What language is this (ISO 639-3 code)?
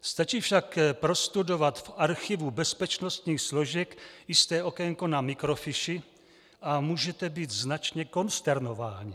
ces